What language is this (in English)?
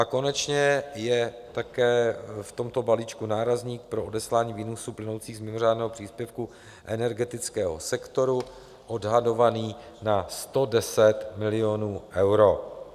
Czech